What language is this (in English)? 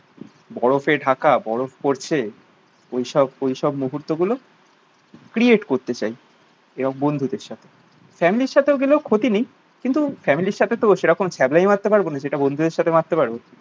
Bangla